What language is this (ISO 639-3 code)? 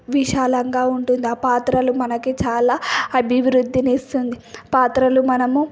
tel